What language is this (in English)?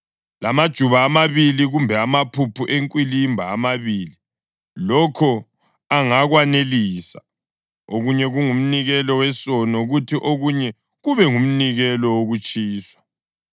North Ndebele